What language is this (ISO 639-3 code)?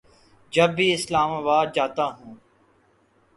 urd